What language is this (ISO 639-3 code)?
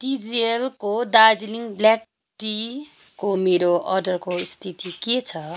nep